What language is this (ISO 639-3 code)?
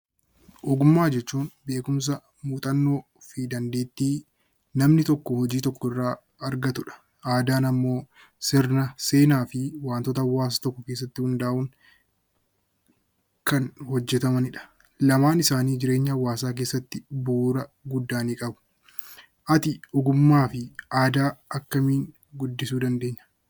orm